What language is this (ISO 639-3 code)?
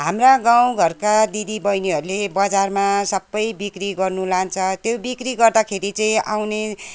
nep